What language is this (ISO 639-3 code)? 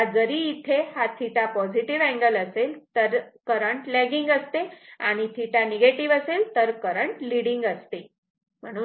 mar